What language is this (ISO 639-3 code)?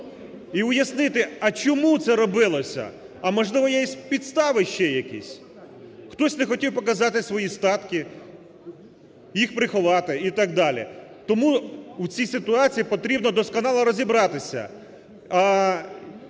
ukr